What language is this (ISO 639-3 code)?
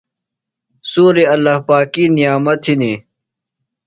phl